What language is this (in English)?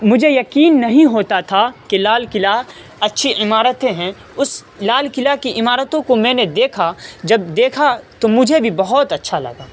Urdu